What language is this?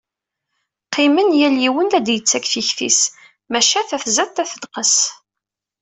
Kabyle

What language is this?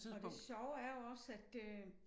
Danish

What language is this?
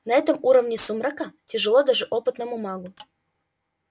Russian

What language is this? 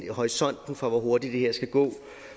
Danish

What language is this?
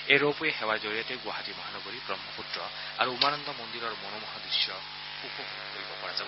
Assamese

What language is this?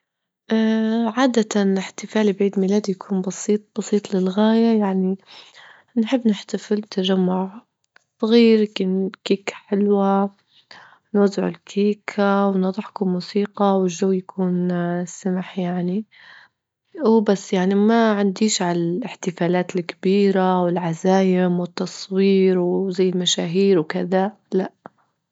Libyan Arabic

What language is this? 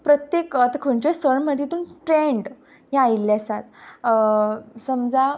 Konkani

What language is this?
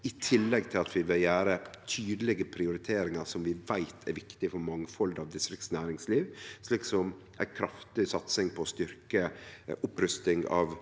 Norwegian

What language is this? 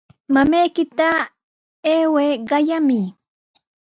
Sihuas Ancash Quechua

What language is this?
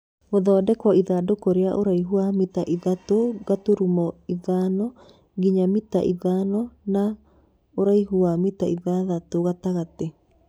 Kikuyu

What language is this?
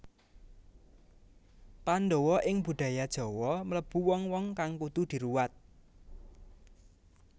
Javanese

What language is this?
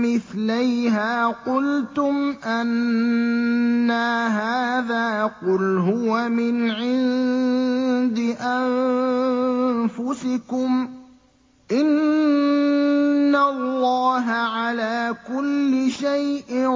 Arabic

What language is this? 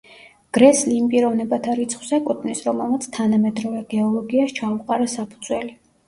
Georgian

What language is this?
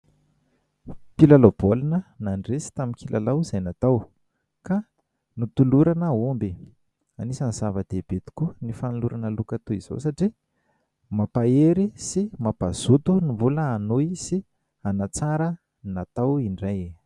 Malagasy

